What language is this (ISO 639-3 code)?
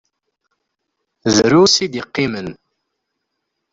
kab